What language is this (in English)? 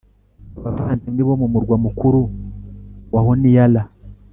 Kinyarwanda